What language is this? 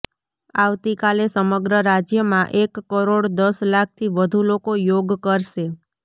Gujarati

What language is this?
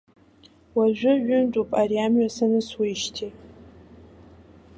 Abkhazian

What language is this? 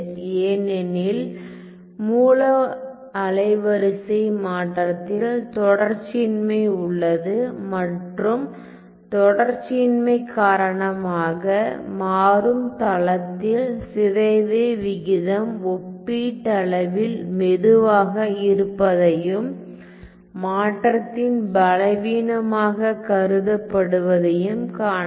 Tamil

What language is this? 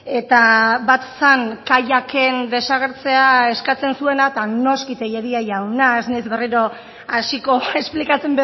Basque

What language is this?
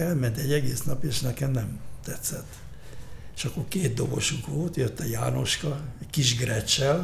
Hungarian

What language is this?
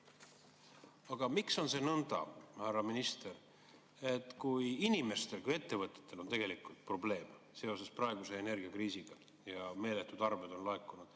Estonian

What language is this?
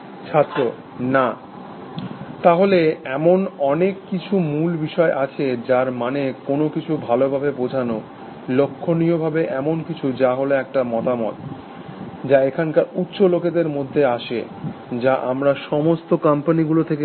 Bangla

